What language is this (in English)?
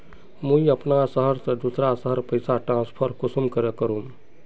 Magahi